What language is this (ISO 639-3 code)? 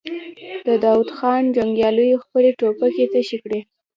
pus